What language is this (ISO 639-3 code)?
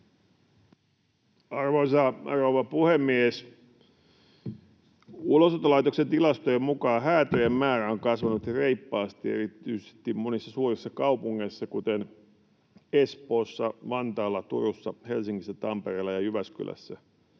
fin